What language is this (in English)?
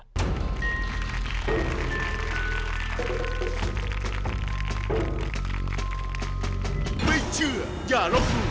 Thai